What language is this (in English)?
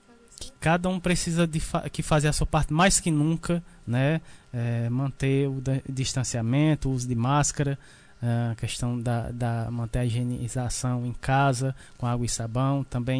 Portuguese